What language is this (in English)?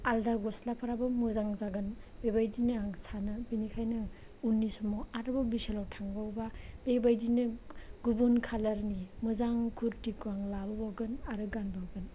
Bodo